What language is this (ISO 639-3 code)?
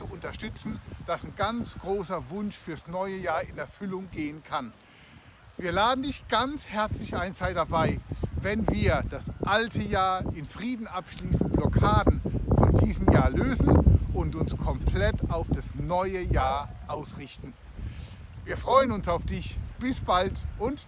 deu